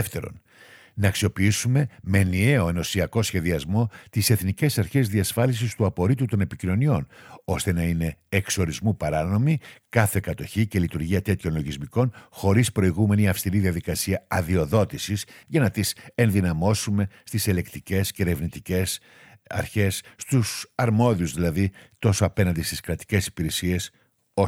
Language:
Greek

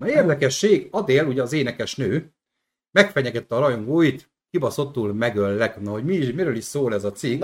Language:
Hungarian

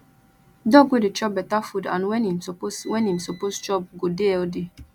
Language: Nigerian Pidgin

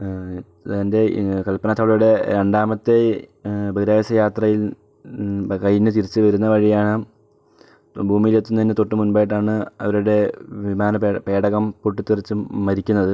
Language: Malayalam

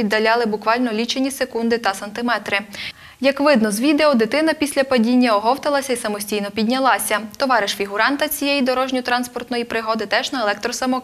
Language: Ukrainian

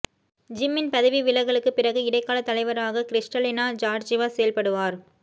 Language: Tamil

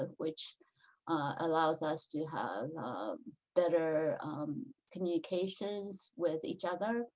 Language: English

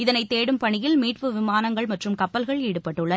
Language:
Tamil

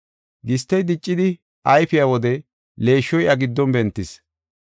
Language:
Gofa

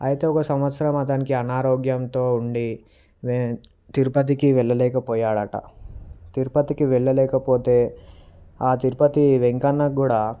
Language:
Telugu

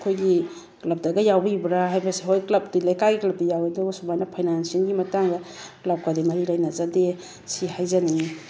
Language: Manipuri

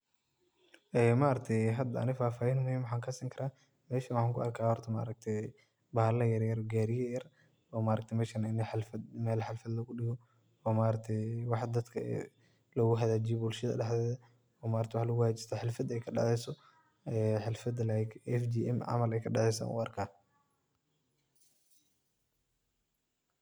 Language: Somali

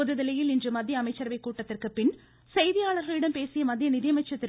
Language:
Tamil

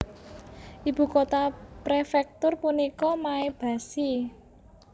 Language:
Javanese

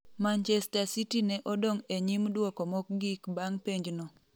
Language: Luo (Kenya and Tanzania)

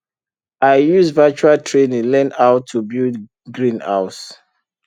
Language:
Nigerian Pidgin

